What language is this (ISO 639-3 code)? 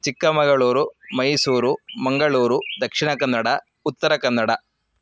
san